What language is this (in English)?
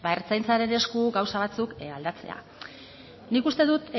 Basque